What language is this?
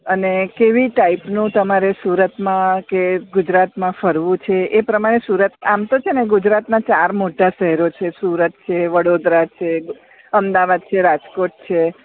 Gujarati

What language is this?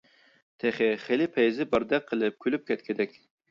Uyghur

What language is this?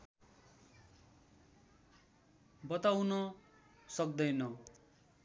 Nepali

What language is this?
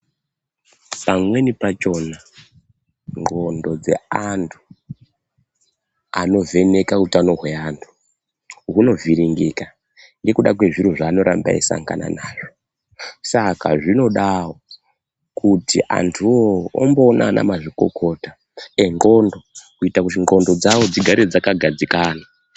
Ndau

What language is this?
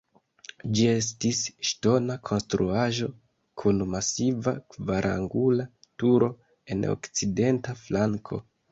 Esperanto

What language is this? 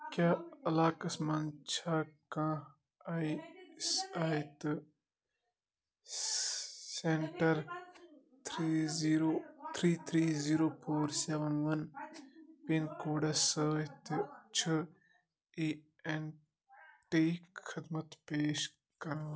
Kashmiri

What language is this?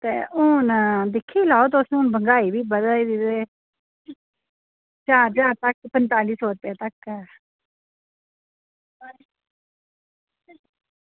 Dogri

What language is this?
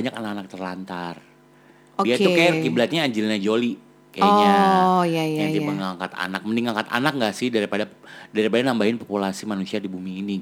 Indonesian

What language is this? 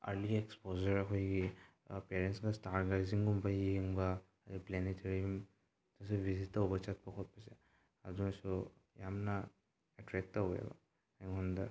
Manipuri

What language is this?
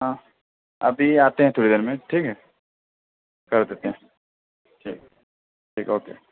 Urdu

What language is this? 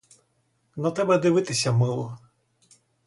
Ukrainian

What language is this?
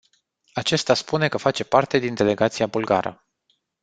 Romanian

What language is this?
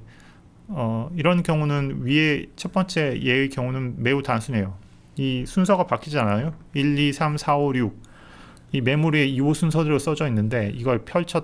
Korean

